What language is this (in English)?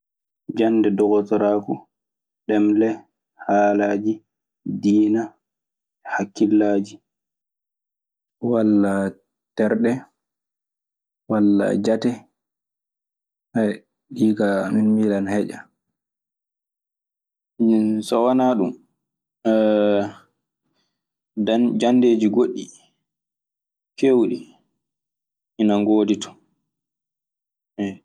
Maasina Fulfulde